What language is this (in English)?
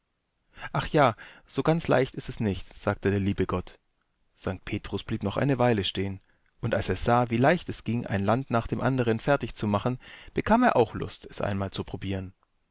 German